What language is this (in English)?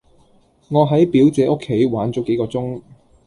Cantonese